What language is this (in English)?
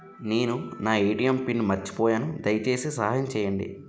Telugu